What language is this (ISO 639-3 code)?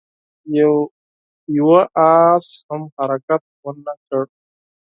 pus